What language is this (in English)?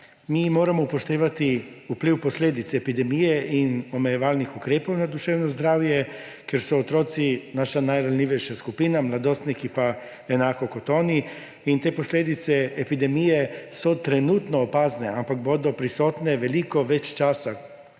Slovenian